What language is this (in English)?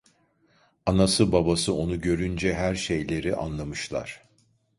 Turkish